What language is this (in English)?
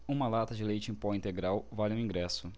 Portuguese